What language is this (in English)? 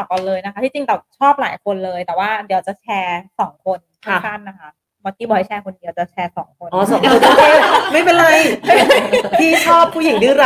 Thai